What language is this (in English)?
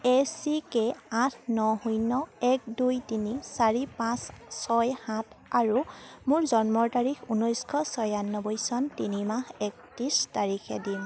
Assamese